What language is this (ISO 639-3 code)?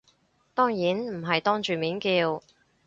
yue